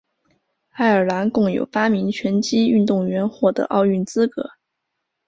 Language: Chinese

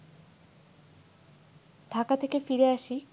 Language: Bangla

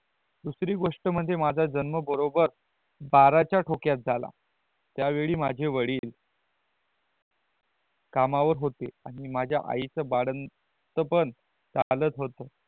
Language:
Marathi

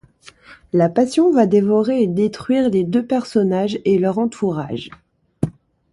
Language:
French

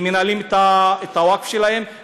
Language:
Hebrew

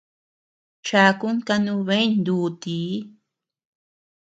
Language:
Tepeuxila Cuicatec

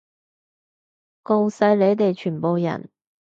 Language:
Cantonese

